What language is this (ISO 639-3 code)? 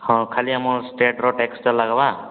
ori